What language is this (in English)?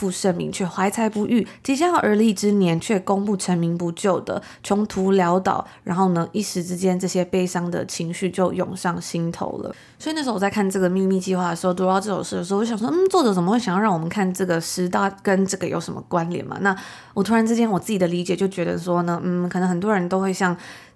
Chinese